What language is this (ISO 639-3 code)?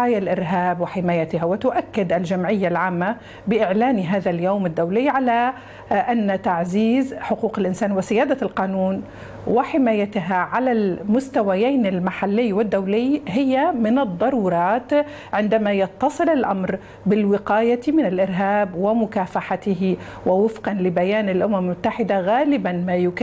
ara